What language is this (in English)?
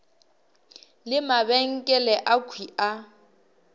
Northern Sotho